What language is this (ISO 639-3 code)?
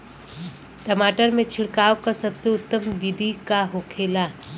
bho